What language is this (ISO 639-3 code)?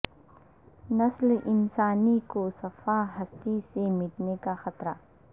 urd